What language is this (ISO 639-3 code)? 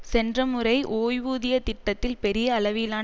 tam